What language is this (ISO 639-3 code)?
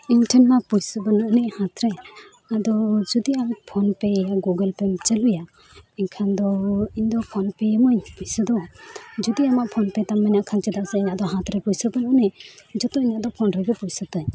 sat